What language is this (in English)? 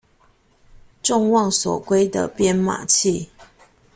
Chinese